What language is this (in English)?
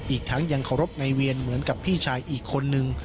Thai